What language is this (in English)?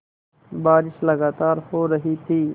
Hindi